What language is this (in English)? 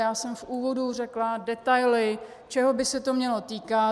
Czech